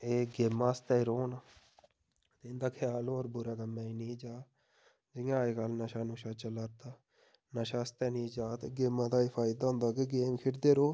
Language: Dogri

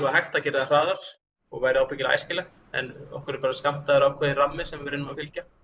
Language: Icelandic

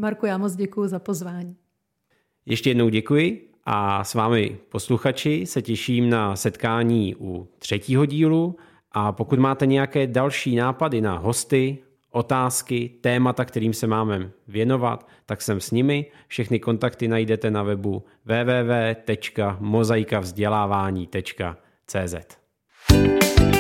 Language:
Czech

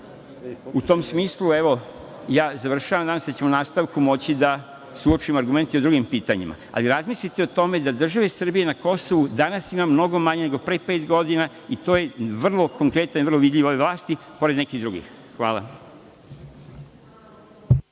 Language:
Serbian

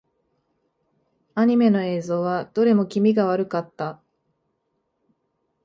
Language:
Japanese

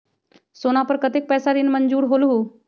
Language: Magahi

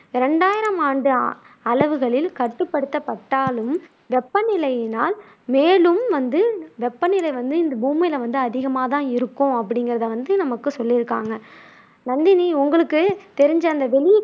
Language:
Tamil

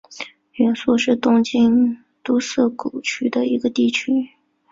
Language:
Chinese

